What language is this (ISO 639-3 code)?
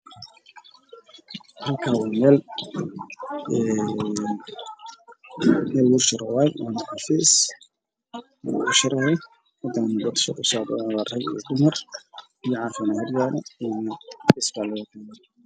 som